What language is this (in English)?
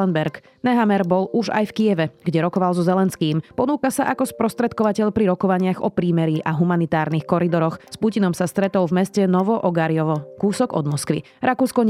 Slovak